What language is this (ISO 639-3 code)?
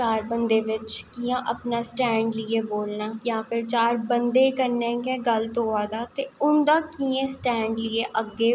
doi